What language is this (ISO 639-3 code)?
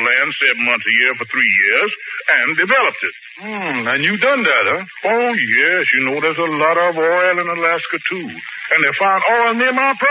eng